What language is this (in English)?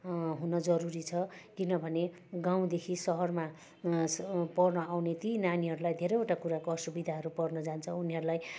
Nepali